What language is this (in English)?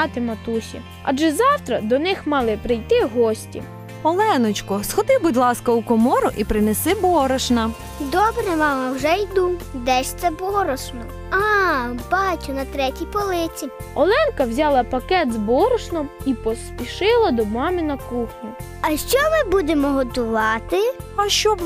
Ukrainian